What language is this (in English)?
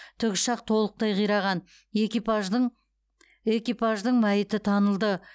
Kazakh